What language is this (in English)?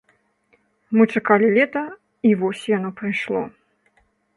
Belarusian